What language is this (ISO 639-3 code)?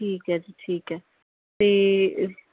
pan